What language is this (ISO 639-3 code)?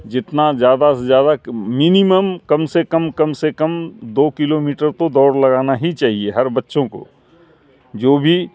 urd